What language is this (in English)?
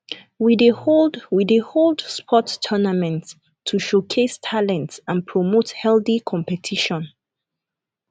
Nigerian Pidgin